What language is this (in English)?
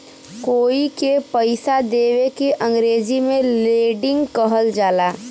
Bhojpuri